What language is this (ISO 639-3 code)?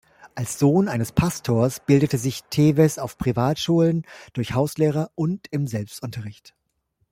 deu